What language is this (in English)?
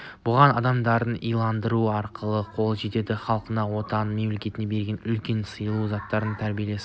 Kazakh